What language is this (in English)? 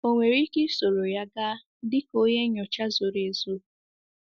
Igbo